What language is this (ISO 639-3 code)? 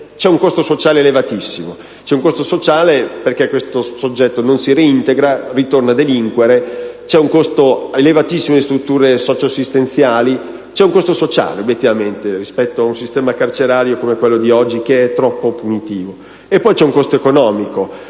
ita